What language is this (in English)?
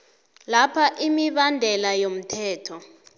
South Ndebele